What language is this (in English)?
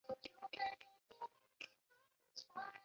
Chinese